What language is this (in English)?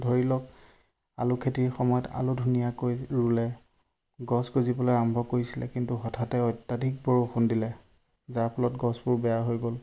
Assamese